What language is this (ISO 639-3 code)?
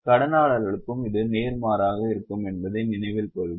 tam